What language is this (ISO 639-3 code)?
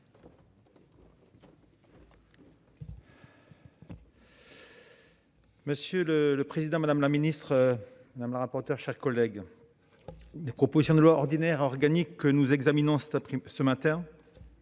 fra